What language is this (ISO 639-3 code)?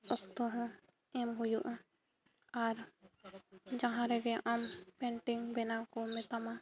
sat